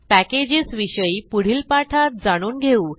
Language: Marathi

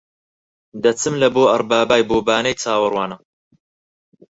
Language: Central Kurdish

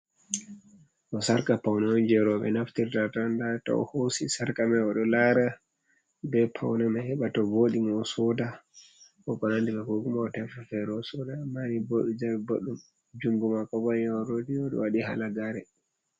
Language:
Fula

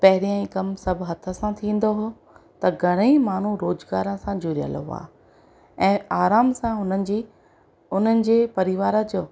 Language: Sindhi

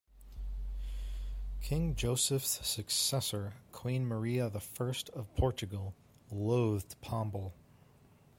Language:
English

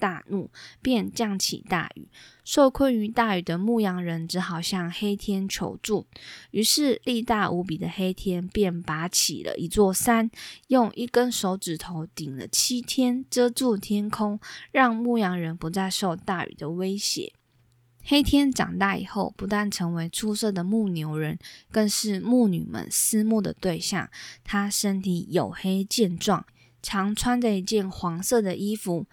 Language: Chinese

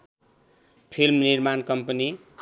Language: Nepali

